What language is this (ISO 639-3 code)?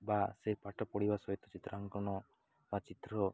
ori